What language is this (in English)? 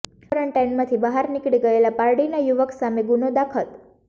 Gujarati